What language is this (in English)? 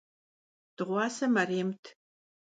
Kabardian